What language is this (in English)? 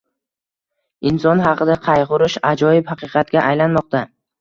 Uzbek